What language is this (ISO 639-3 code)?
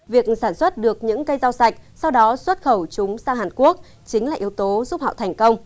vie